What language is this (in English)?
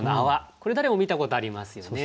Japanese